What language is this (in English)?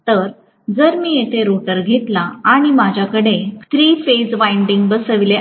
Marathi